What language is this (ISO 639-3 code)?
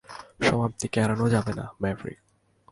ben